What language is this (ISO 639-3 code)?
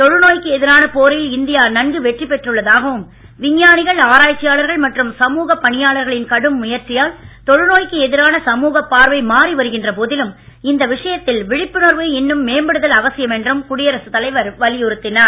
tam